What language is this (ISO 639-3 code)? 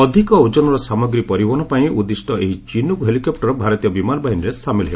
ori